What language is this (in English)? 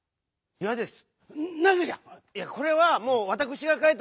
Japanese